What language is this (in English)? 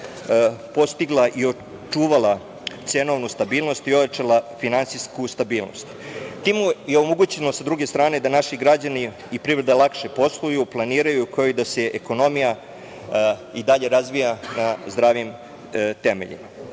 Serbian